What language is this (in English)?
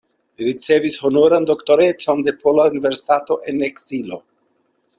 Esperanto